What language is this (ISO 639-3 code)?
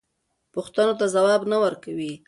pus